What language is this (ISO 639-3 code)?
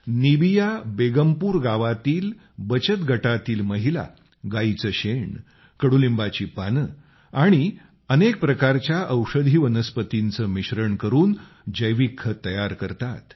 mar